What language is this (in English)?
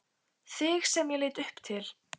Icelandic